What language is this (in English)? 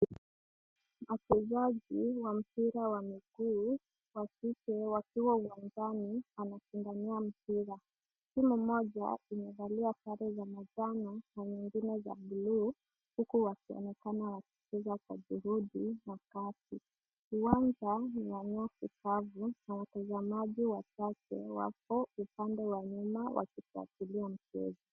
Swahili